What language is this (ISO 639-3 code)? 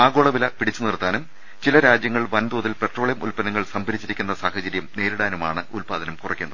mal